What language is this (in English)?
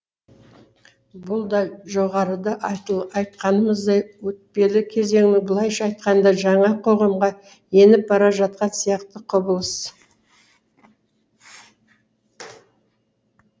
Kazakh